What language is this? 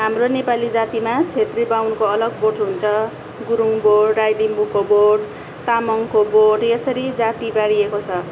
Nepali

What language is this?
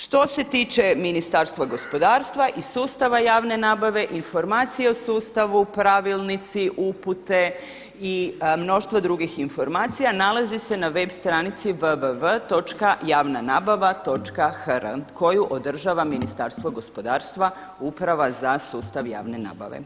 Croatian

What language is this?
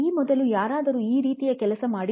Kannada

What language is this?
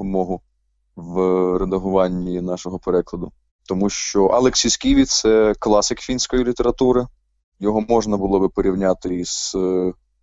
Ukrainian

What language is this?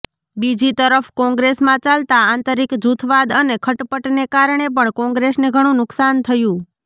Gujarati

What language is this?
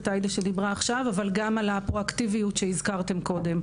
Hebrew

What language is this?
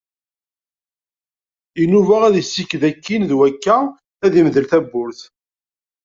Kabyle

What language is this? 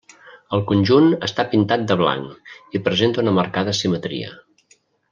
Catalan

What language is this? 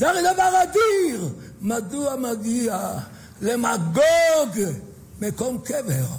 Hebrew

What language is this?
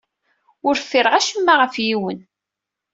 Kabyle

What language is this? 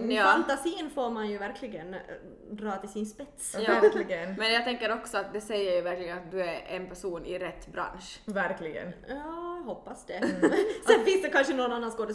Swedish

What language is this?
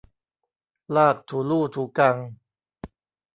Thai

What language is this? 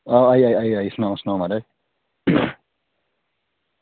Dogri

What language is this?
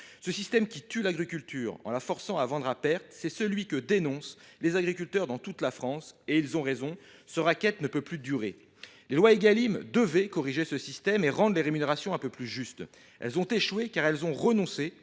French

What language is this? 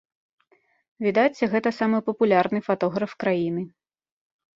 Belarusian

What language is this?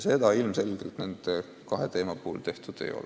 Estonian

